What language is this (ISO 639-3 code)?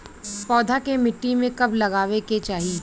bho